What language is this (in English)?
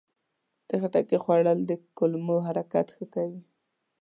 Pashto